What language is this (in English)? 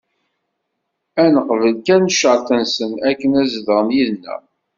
Kabyle